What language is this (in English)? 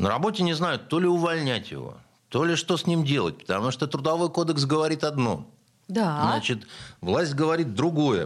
Russian